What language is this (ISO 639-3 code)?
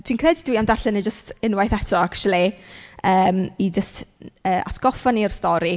cym